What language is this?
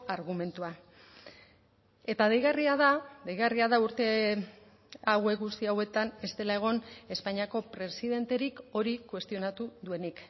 Basque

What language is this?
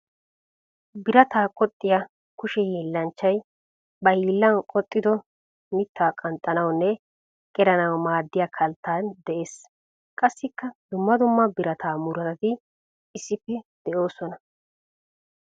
Wolaytta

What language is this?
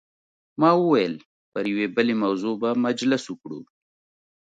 Pashto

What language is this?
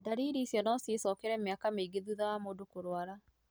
Kikuyu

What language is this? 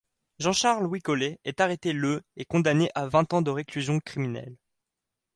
French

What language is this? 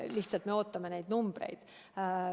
Estonian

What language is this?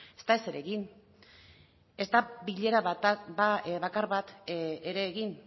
Basque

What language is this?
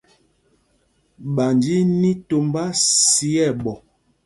Mpumpong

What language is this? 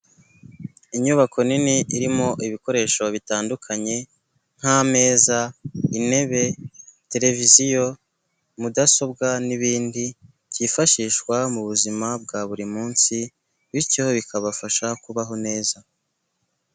Kinyarwanda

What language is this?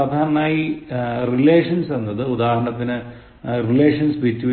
Malayalam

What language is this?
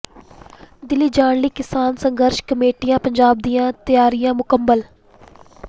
Punjabi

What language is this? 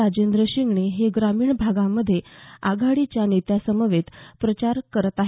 Marathi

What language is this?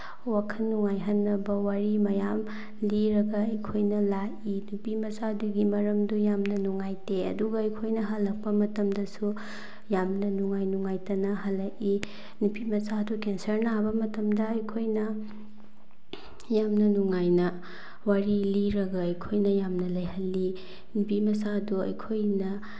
Manipuri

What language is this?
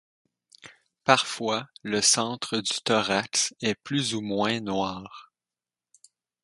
French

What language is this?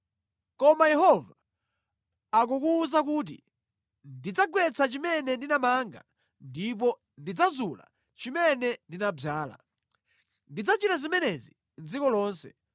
Nyanja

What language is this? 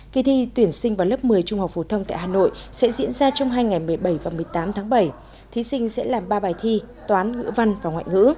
Vietnamese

